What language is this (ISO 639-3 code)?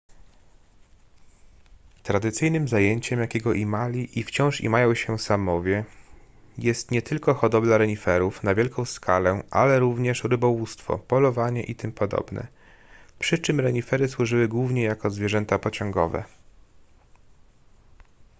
pol